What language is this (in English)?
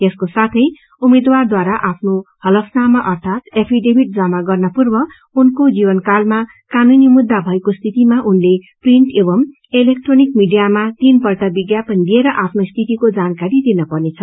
Nepali